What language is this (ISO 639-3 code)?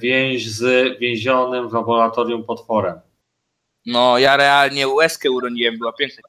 pol